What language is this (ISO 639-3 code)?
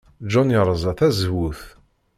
kab